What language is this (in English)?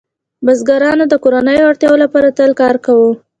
Pashto